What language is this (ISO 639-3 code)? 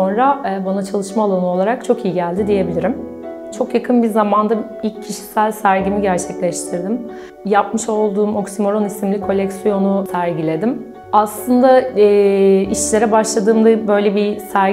tur